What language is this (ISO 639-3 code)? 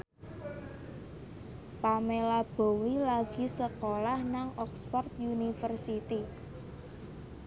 jav